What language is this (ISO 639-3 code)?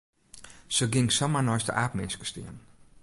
fry